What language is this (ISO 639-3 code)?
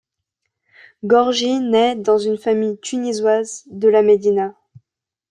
fra